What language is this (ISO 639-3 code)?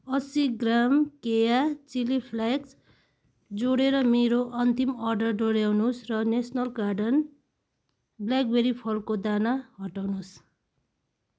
nep